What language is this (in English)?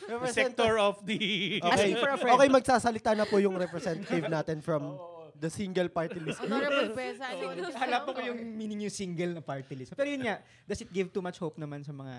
Filipino